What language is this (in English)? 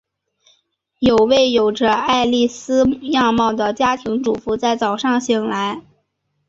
Chinese